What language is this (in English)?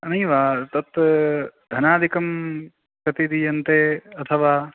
Sanskrit